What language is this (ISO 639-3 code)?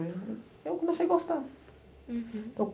por